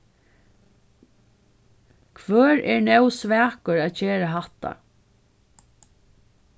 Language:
Faroese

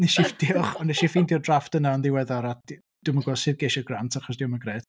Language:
Welsh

